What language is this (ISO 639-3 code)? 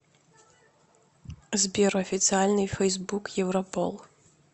rus